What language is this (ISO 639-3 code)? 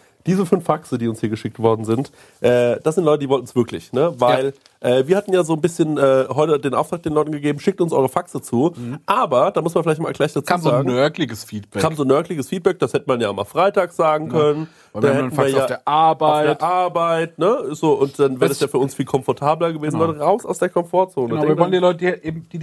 deu